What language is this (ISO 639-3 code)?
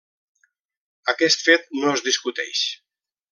cat